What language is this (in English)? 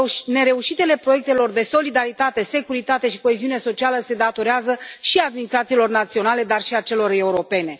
Romanian